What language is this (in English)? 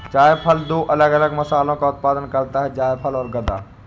Hindi